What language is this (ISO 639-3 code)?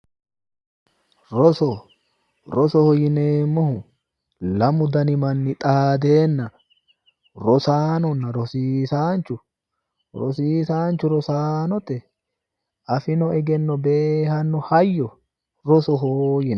sid